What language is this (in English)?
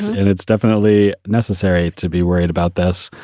English